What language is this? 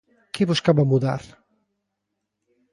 Galician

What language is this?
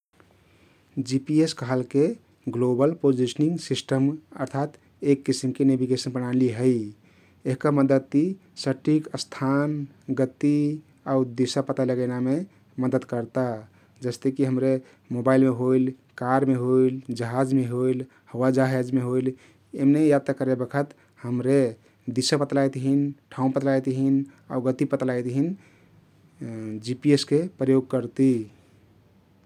Kathoriya Tharu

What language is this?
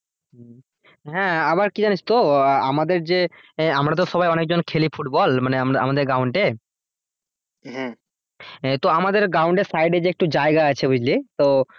Bangla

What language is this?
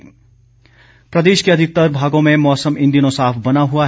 Hindi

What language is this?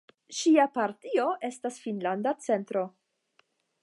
Esperanto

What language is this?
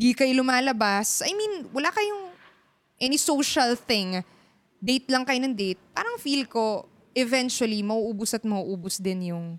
Filipino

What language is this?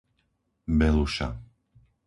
Slovak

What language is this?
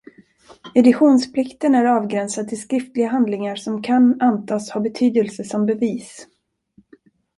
Swedish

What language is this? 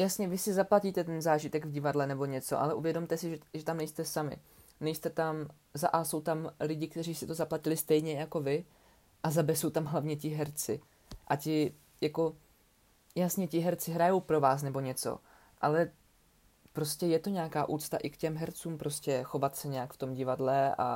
Czech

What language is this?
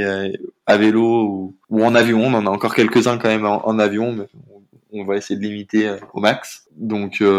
French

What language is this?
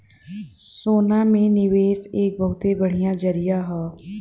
Bhojpuri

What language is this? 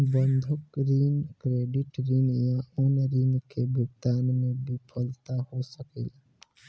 Bhojpuri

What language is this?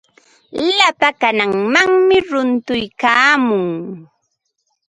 Ambo-Pasco Quechua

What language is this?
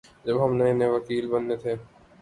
Urdu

